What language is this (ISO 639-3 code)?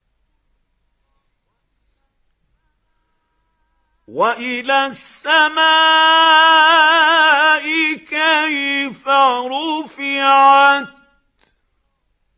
ara